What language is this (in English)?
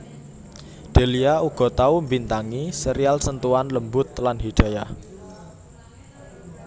Javanese